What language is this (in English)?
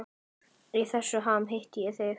Icelandic